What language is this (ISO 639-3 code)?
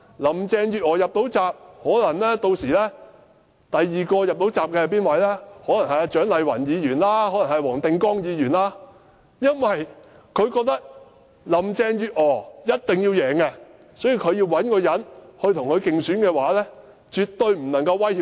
yue